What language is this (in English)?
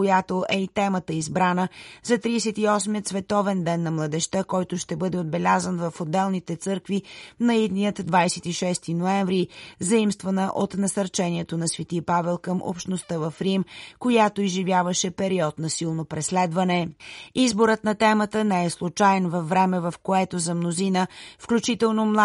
Bulgarian